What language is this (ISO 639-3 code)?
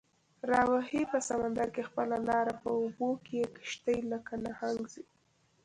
pus